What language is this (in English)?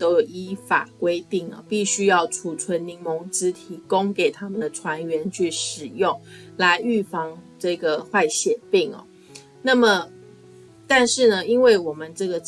Chinese